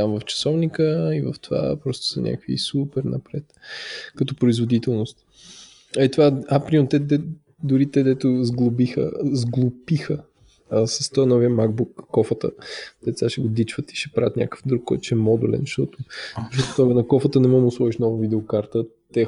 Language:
Bulgarian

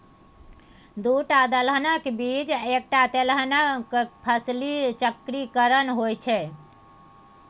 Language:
Maithili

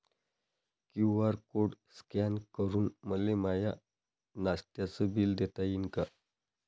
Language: Marathi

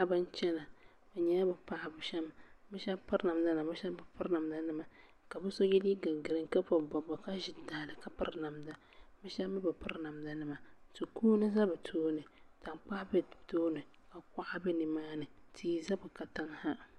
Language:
Dagbani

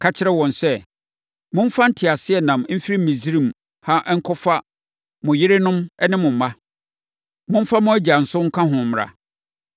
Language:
Akan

